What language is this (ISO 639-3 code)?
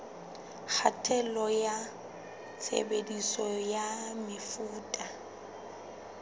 sot